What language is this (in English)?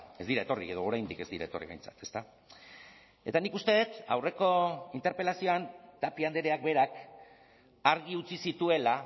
Basque